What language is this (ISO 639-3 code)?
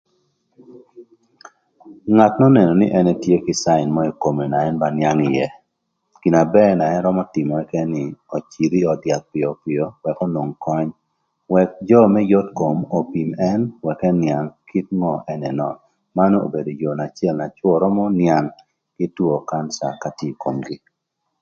lth